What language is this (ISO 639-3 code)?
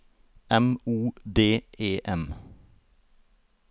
nor